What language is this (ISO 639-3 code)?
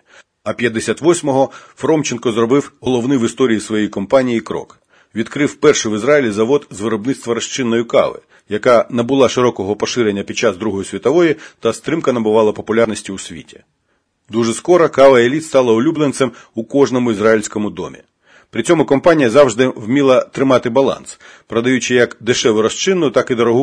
ukr